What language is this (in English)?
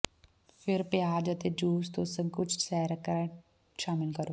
Punjabi